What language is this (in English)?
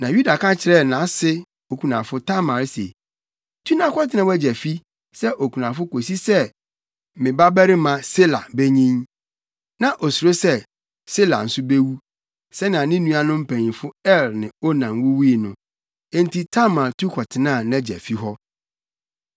Akan